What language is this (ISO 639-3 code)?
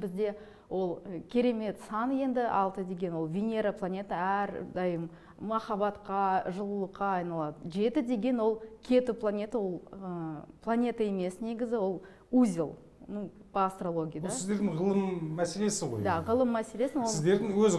tur